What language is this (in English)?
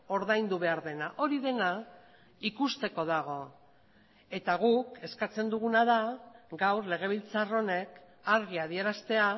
Basque